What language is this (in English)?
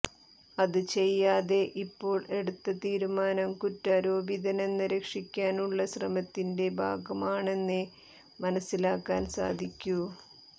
Malayalam